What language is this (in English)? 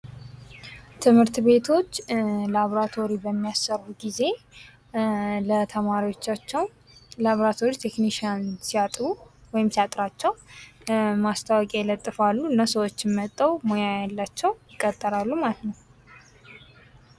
Amharic